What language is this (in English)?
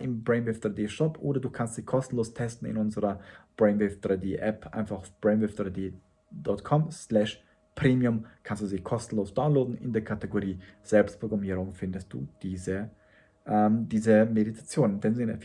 German